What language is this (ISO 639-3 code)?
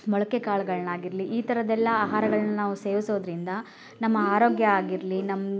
kan